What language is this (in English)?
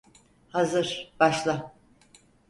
Turkish